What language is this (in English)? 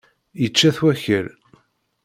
Kabyle